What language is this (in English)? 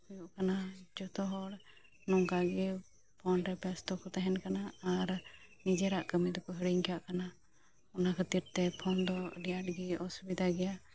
Santali